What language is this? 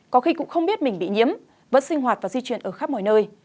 Vietnamese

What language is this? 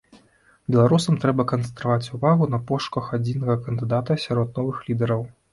Belarusian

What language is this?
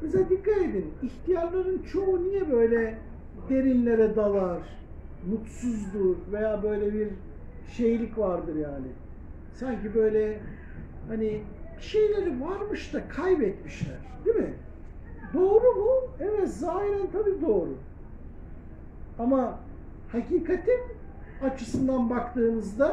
Turkish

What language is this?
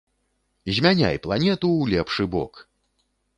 Belarusian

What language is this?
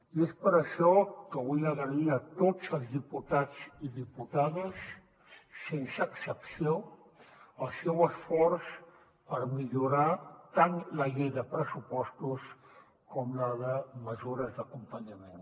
Catalan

